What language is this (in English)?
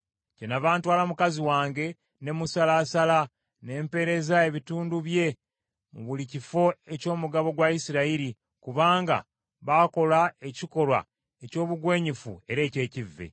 Ganda